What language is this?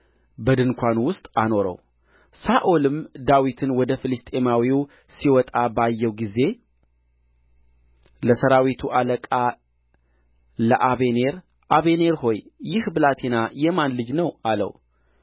Amharic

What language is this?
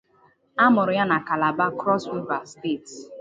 Igbo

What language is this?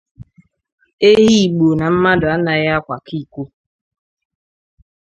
Igbo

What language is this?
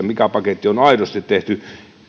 Finnish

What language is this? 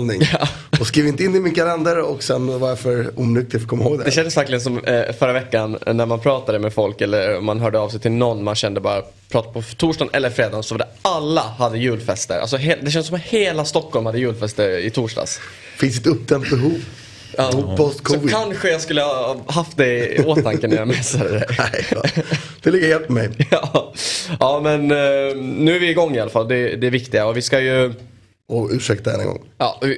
Swedish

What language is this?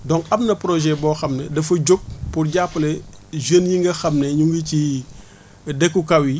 Wolof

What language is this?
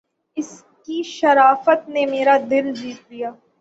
Urdu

